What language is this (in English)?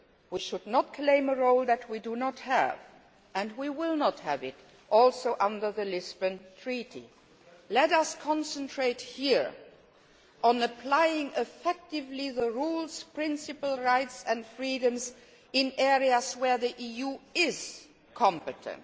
English